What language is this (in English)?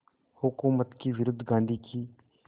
Hindi